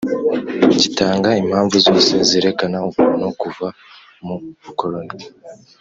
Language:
Kinyarwanda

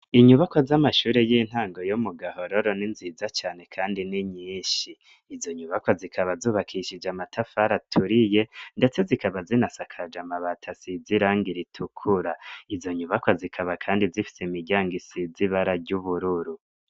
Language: Rundi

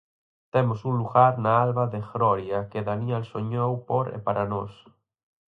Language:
Galician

